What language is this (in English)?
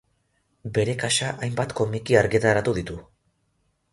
Basque